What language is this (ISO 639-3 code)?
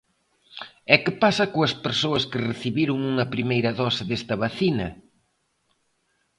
glg